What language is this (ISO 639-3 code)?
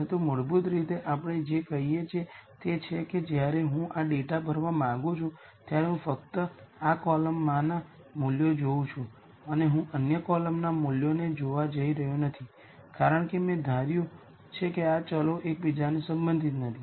guj